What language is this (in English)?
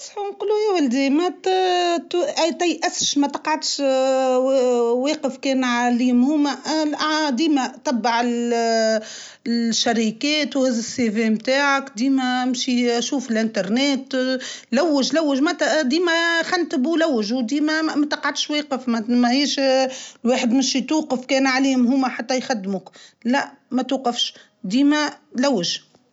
Tunisian Arabic